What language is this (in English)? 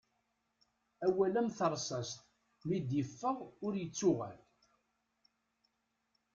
Kabyle